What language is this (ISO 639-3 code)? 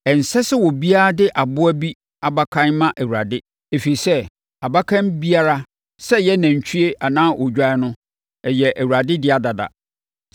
aka